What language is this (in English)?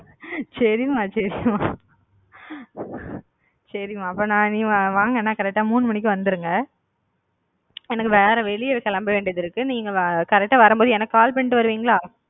Tamil